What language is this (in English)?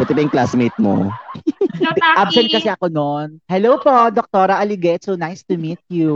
Filipino